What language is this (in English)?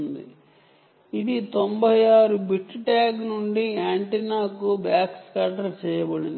Telugu